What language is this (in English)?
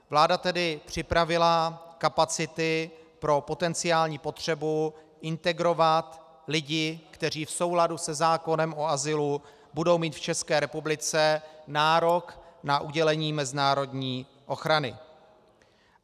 Czech